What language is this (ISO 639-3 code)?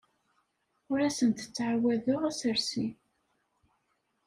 kab